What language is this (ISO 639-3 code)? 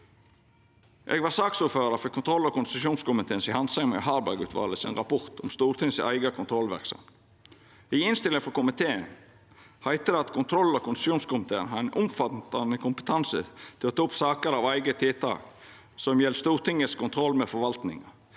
nor